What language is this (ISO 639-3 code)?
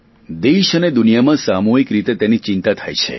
guj